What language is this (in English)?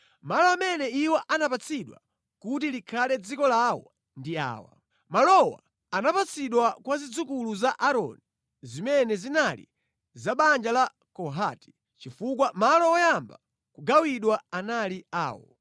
Nyanja